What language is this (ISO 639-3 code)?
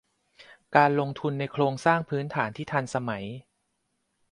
tha